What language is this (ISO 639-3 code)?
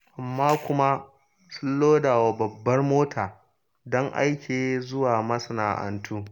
hau